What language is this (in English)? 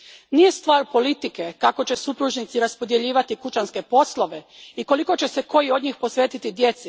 Croatian